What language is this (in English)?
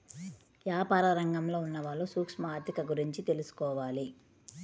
Telugu